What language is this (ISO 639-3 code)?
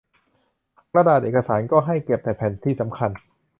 tha